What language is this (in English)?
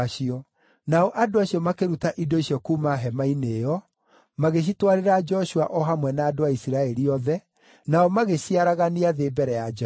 Kikuyu